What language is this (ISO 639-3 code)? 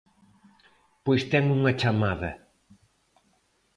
glg